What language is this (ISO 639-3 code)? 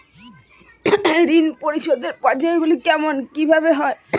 ben